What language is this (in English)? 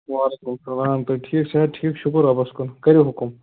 Kashmiri